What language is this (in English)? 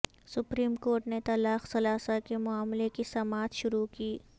Urdu